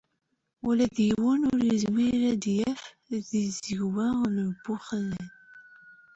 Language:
Kabyle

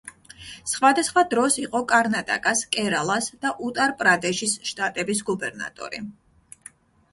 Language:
Georgian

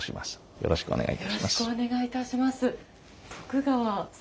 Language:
Japanese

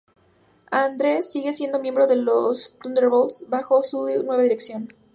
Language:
Spanish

